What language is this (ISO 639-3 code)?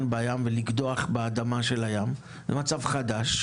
heb